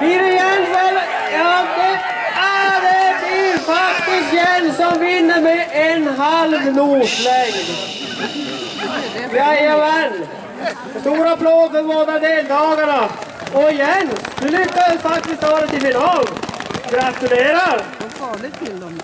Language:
Swedish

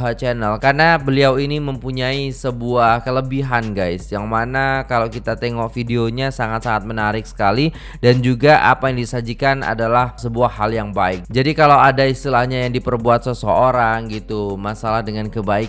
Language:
Indonesian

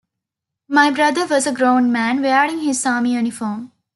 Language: English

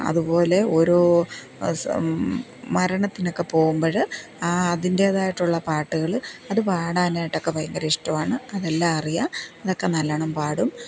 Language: Malayalam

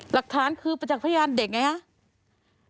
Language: Thai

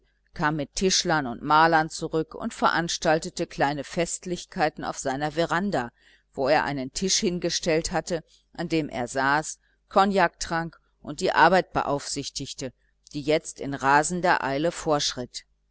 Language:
German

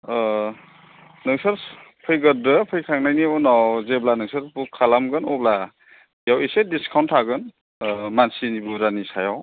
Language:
Bodo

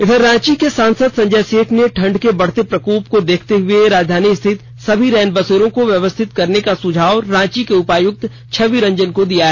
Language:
Hindi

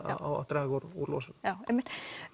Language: Icelandic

